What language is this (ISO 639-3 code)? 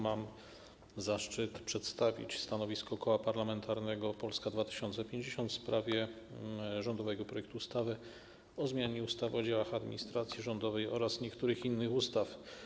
pol